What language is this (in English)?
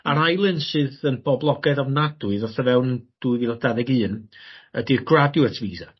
Welsh